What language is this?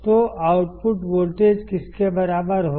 Hindi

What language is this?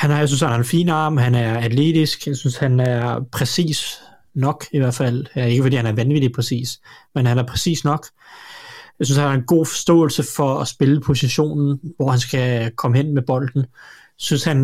Danish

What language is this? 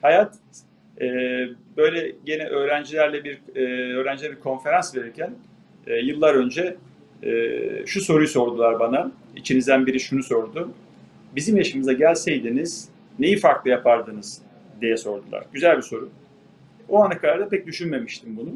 Turkish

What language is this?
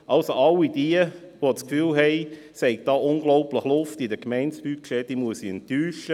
Swiss German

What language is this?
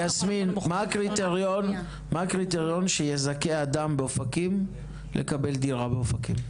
Hebrew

